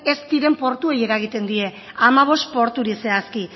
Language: Basque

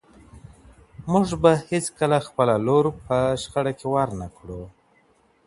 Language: Pashto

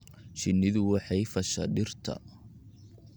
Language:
Somali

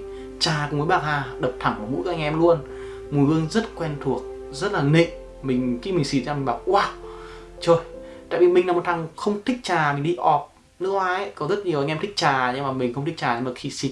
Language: Vietnamese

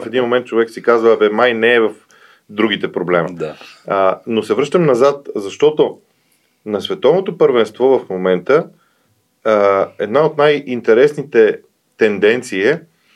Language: Bulgarian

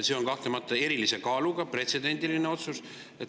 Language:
Estonian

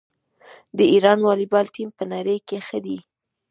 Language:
Pashto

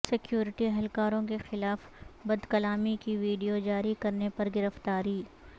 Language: Urdu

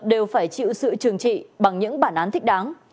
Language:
Vietnamese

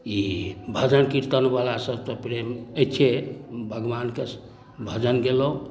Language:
Maithili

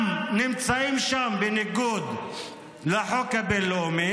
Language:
Hebrew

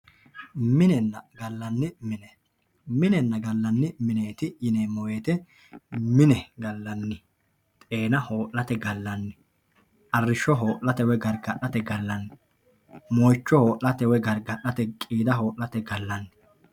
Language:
Sidamo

